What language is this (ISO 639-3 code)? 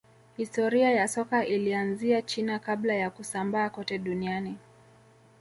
swa